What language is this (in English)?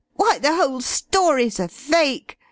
English